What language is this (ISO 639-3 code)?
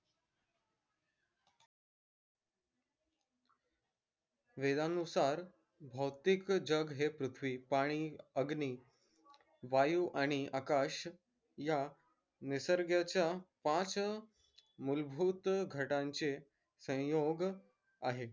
mar